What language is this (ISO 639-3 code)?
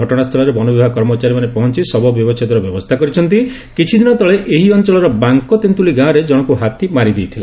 ori